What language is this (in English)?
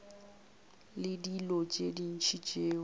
Northern Sotho